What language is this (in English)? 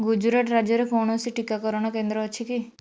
Odia